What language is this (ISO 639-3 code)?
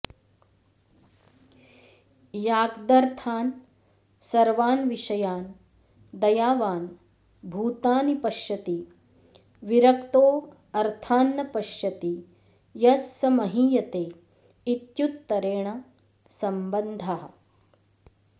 san